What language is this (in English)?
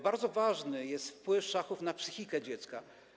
Polish